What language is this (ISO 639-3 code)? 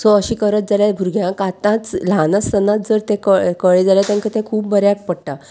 kok